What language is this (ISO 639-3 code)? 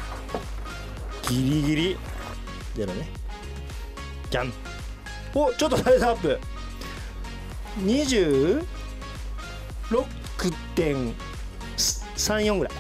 jpn